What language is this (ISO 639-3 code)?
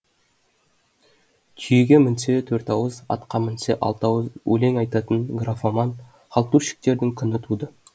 kaz